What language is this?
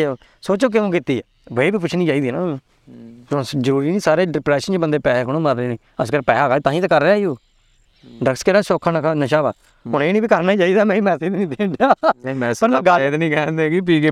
Punjabi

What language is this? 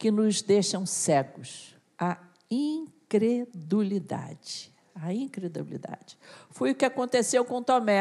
Portuguese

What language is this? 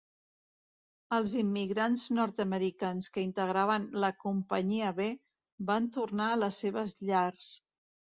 Catalan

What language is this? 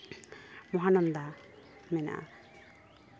Santali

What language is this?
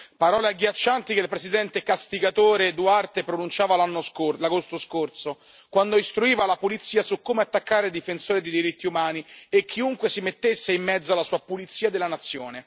Italian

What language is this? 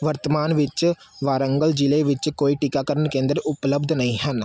Punjabi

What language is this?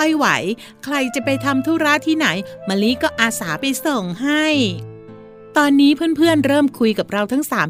Thai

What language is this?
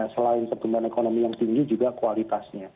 Indonesian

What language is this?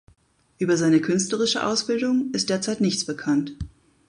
German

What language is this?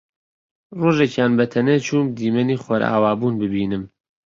Central Kurdish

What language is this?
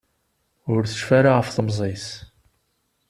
Kabyle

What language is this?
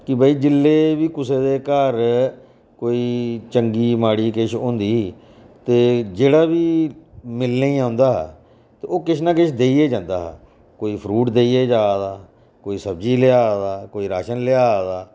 Dogri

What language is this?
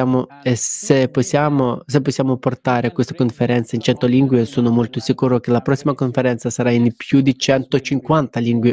Italian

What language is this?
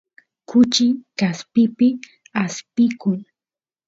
Santiago del Estero Quichua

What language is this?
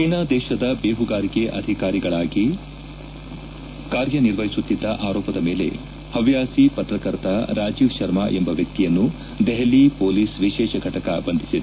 Kannada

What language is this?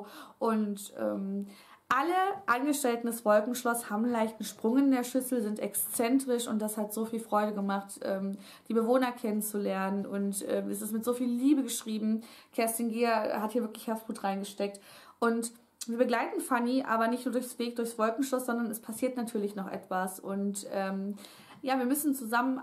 German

